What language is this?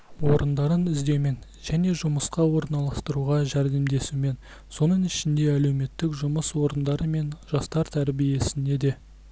Kazakh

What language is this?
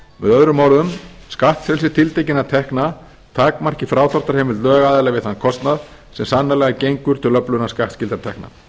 Icelandic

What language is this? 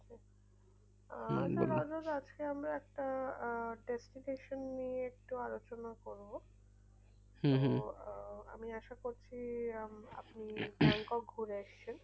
Bangla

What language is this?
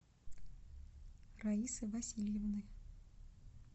Russian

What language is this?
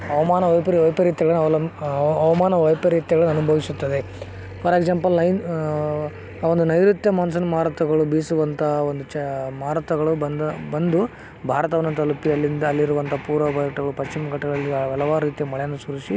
Kannada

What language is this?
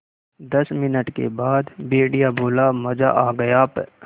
Hindi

